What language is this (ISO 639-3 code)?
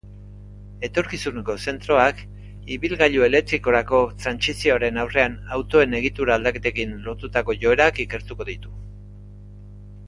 eus